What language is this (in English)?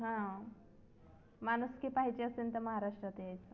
Marathi